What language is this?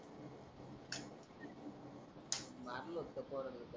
Marathi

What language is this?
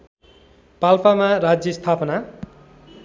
Nepali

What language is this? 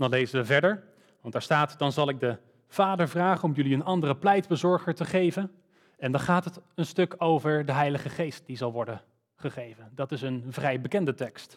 Dutch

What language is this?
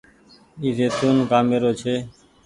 Goaria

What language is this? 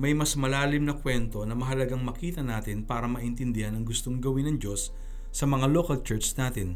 Filipino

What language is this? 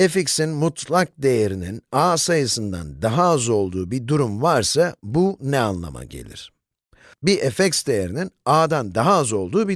Turkish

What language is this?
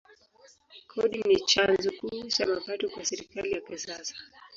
Swahili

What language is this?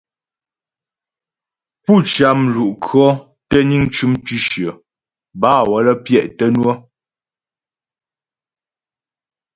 Ghomala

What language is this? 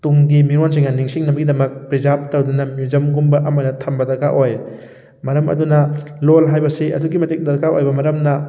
Manipuri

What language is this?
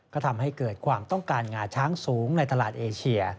Thai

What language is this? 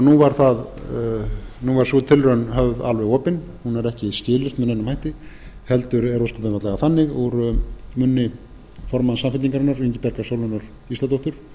Icelandic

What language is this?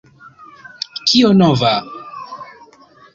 Esperanto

